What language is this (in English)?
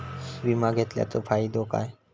Marathi